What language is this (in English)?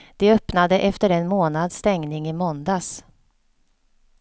Swedish